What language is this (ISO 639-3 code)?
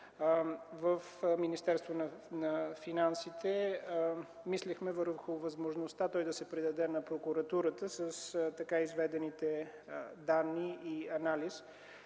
bul